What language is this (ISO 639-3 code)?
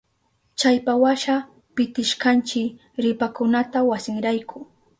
qup